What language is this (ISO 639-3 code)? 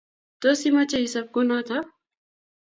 kln